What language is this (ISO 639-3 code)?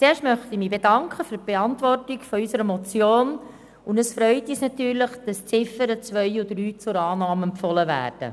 gsw